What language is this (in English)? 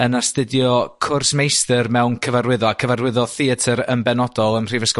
Welsh